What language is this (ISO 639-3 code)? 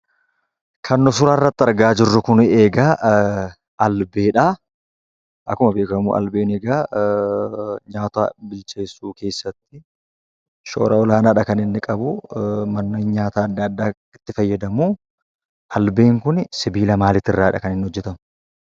orm